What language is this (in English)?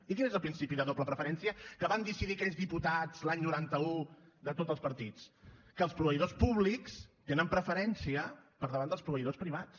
Catalan